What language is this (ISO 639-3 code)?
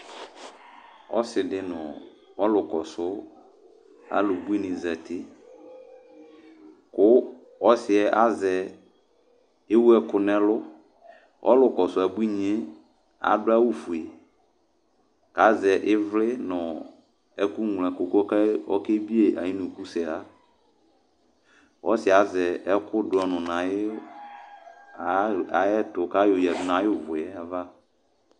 kpo